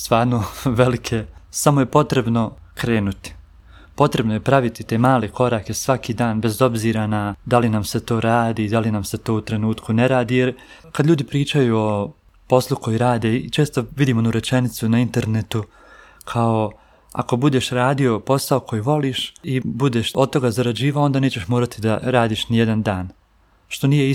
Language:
Croatian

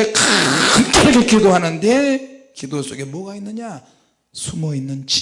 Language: Korean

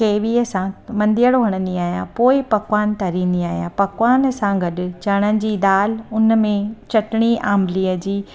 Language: Sindhi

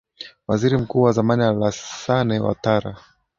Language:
Swahili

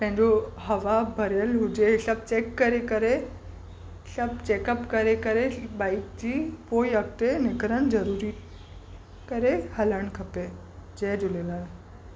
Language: Sindhi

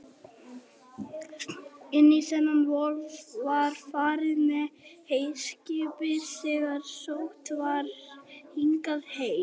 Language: Icelandic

